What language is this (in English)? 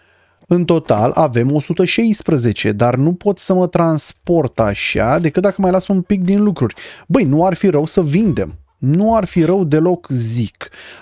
Romanian